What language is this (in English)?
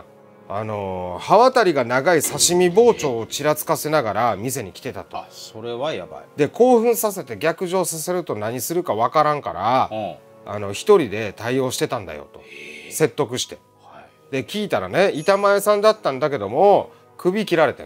Japanese